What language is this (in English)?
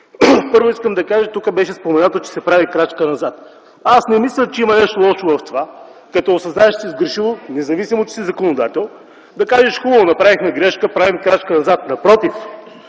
Bulgarian